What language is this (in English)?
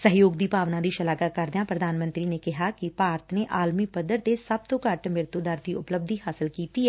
Punjabi